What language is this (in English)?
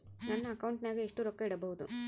Kannada